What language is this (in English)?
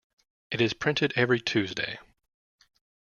English